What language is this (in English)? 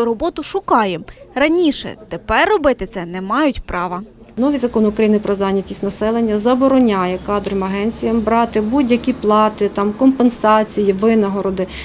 Ukrainian